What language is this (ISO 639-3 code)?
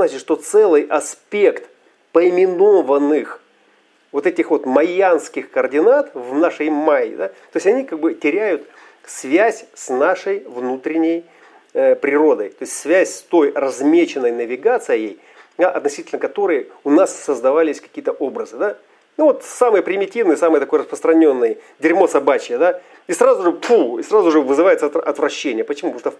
rus